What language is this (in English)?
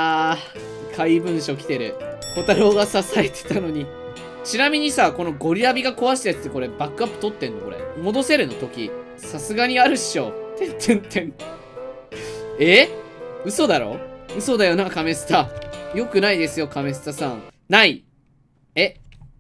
Japanese